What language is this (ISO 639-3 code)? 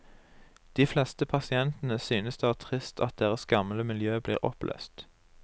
nor